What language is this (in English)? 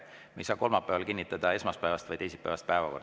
Estonian